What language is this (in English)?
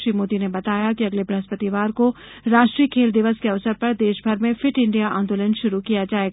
Hindi